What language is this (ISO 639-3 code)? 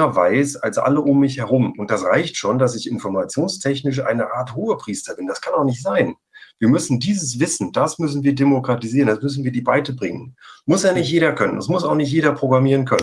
deu